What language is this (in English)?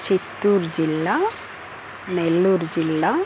Telugu